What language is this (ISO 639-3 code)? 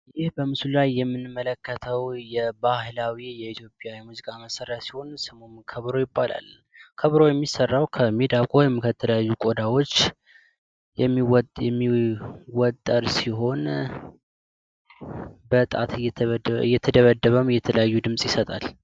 amh